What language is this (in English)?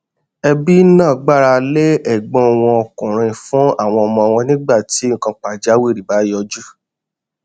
Yoruba